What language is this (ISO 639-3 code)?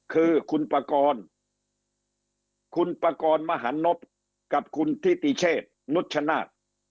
tha